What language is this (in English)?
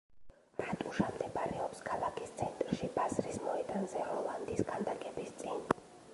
Georgian